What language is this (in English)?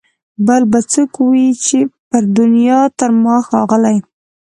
Pashto